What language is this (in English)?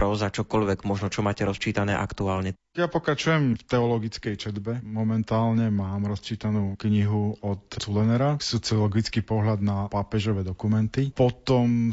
Slovak